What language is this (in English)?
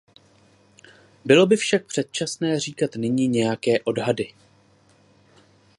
Czech